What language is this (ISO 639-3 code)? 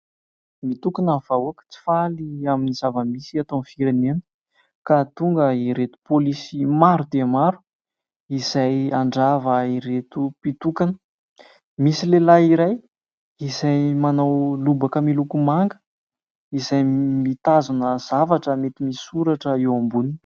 mlg